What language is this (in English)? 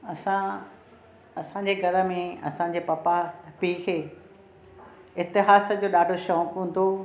Sindhi